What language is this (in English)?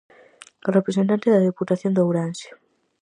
Galician